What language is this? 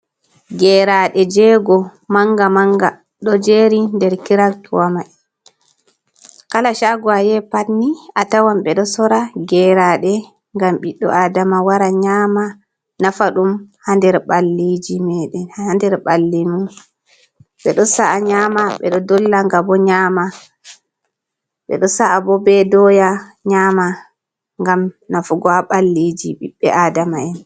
Fula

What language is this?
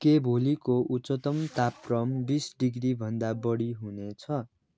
Nepali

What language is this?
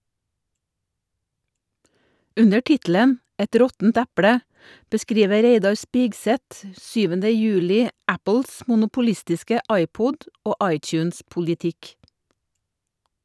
Norwegian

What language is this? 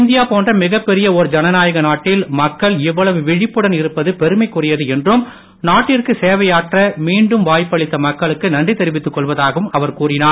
Tamil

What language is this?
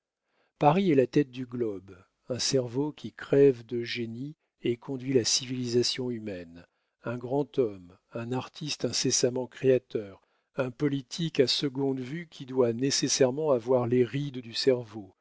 French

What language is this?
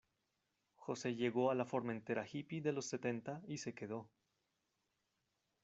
Spanish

